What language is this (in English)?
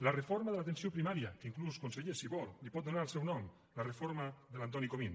Catalan